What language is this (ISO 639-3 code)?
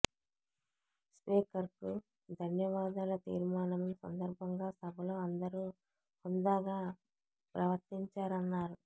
tel